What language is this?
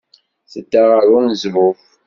Kabyle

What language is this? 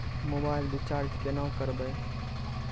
Maithili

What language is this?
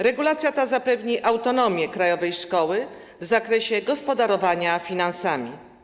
Polish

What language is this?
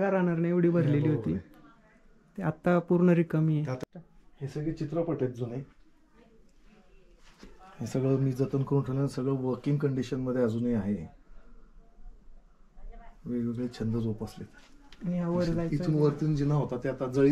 Romanian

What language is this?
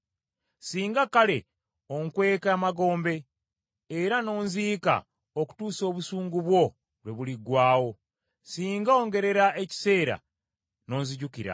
Ganda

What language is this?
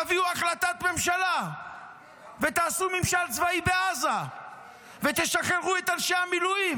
Hebrew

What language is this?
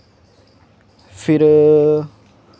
Dogri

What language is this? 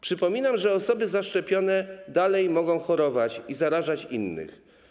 Polish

